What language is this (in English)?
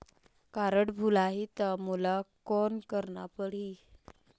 Chhattisgarhi